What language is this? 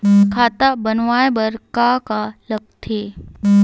Chhattisgarhi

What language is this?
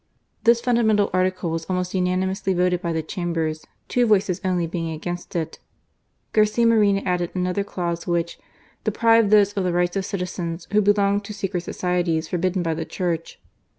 English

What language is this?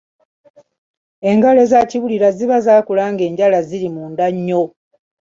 Ganda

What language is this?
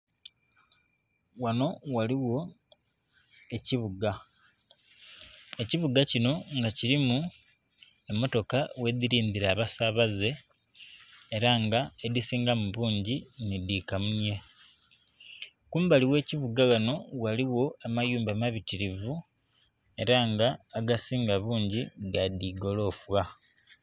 Soga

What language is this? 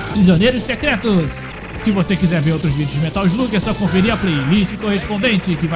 Portuguese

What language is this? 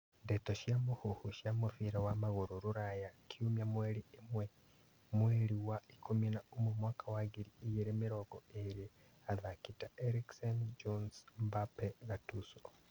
Kikuyu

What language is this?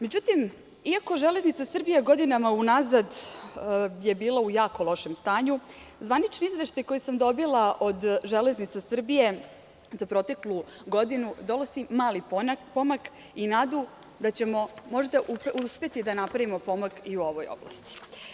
Serbian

